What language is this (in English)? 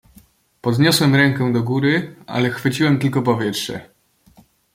Polish